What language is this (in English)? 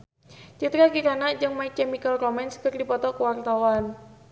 Sundanese